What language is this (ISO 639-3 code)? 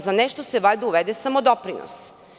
srp